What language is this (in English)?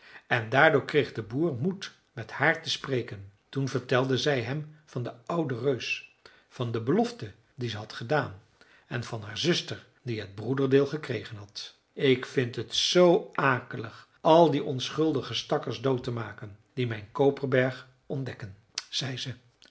Dutch